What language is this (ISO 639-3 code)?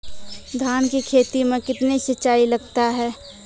mai